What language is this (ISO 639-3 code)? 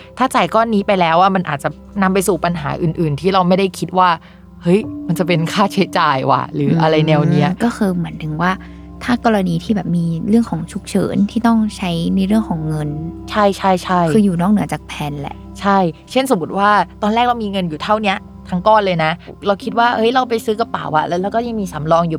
tha